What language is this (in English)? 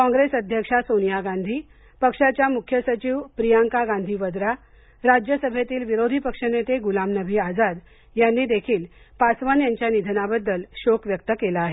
Marathi